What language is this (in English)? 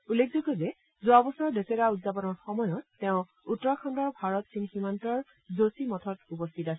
Assamese